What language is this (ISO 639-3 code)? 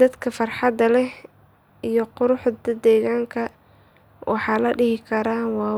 som